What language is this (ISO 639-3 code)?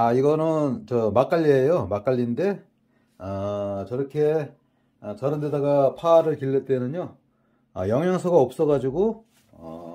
kor